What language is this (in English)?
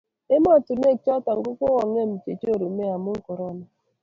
Kalenjin